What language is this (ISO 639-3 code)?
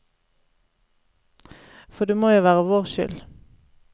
nor